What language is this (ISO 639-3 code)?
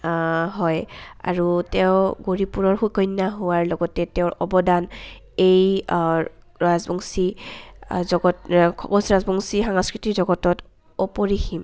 asm